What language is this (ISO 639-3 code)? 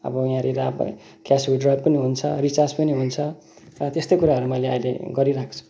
nep